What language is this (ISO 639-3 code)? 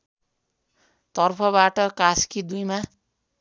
nep